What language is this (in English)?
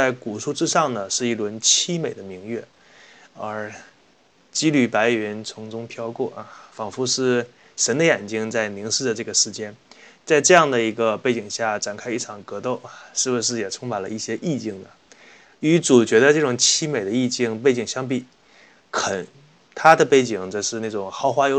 Chinese